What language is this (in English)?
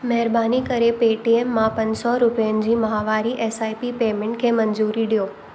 Sindhi